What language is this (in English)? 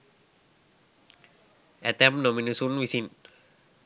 Sinhala